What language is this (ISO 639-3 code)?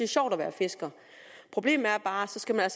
dan